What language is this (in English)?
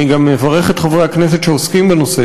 Hebrew